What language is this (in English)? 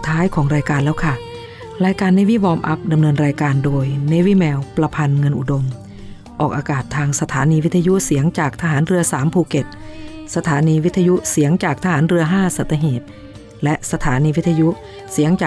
Thai